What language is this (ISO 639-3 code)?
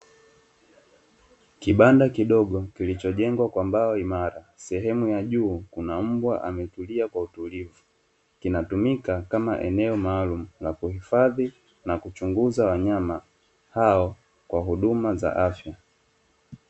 swa